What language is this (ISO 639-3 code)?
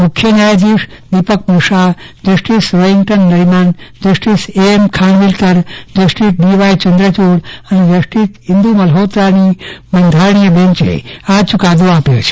guj